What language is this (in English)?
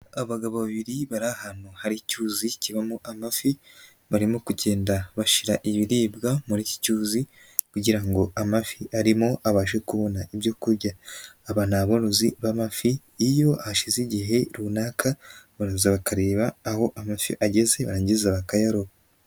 Kinyarwanda